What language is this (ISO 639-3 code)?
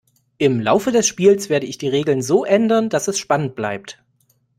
deu